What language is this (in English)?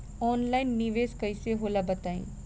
Bhojpuri